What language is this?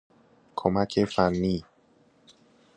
Persian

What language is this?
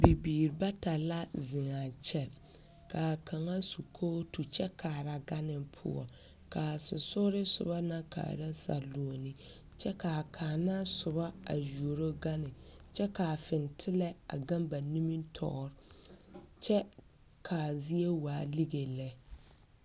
Southern Dagaare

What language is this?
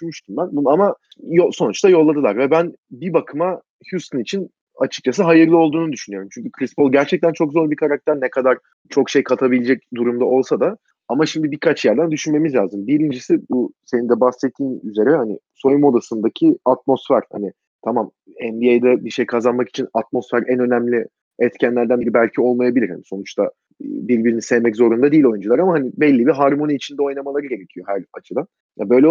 Turkish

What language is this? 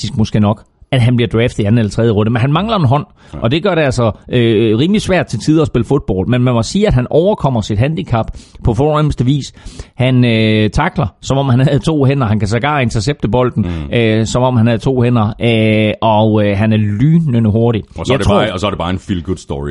Danish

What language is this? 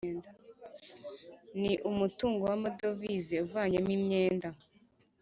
Kinyarwanda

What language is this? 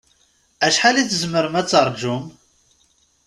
Kabyle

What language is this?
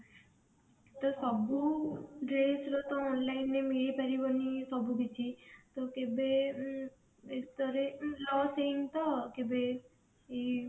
Odia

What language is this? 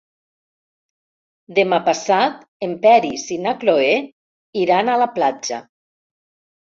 Catalan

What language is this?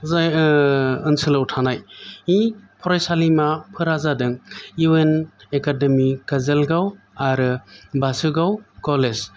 Bodo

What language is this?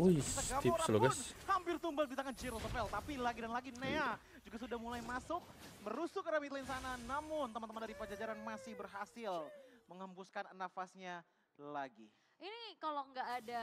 Indonesian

